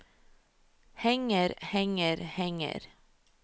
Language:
Norwegian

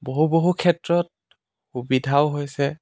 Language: Assamese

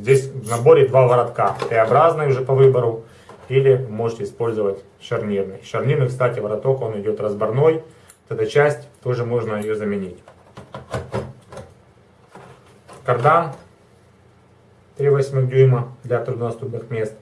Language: Russian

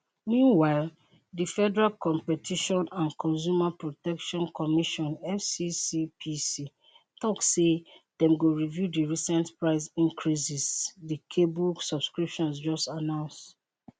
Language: Nigerian Pidgin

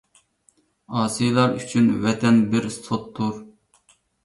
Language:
Uyghur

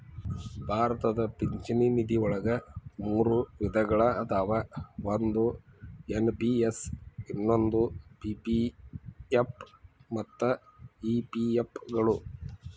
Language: Kannada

